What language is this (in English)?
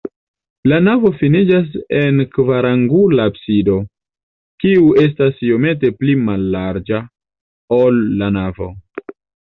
Esperanto